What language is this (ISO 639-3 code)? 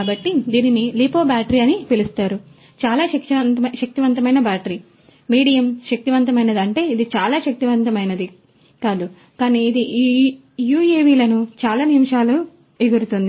tel